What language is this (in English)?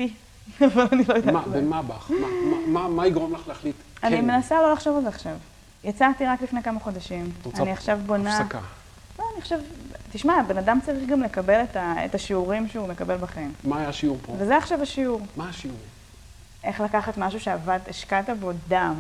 Hebrew